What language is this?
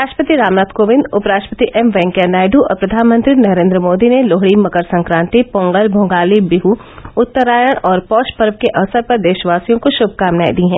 Hindi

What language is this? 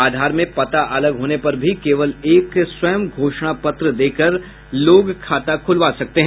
Hindi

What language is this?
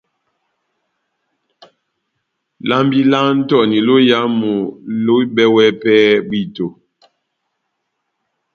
Batanga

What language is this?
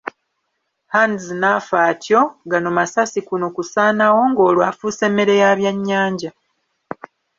Ganda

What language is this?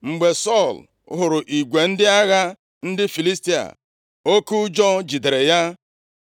Igbo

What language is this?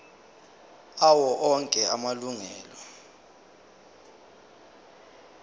Zulu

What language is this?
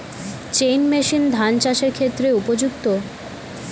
Bangla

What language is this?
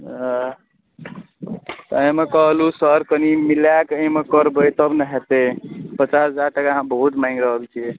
Maithili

